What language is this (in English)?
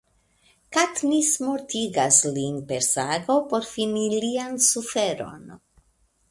Esperanto